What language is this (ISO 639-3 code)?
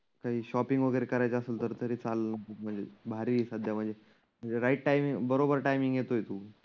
mar